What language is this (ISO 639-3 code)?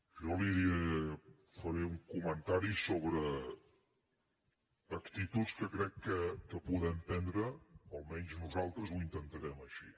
cat